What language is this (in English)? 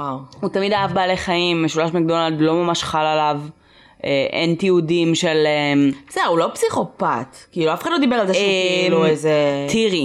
Hebrew